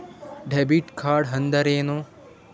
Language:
Kannada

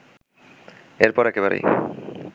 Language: Bangla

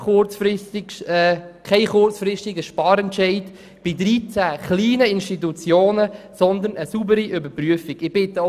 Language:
Swiss German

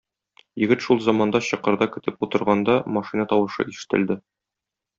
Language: Tatar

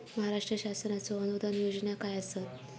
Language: Marathi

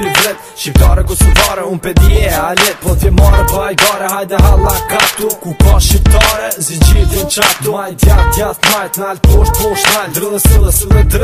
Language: Romanian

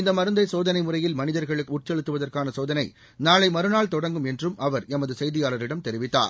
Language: Tamil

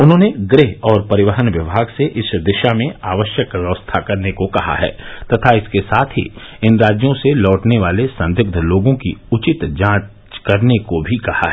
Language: Hindi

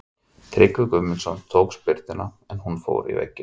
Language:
Icelandic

